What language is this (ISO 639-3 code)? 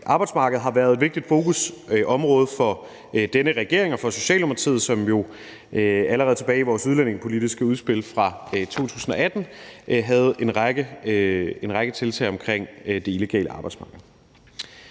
dan